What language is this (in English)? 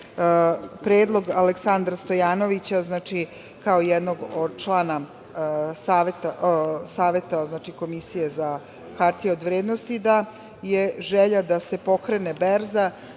Serbian